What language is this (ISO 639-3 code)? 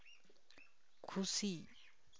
sat